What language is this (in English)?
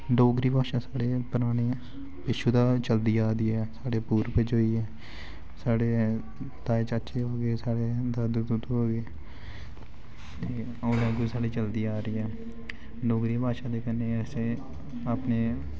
Dogri